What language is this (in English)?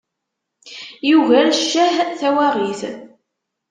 Kabyle